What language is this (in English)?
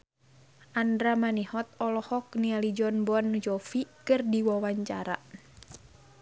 Sundanese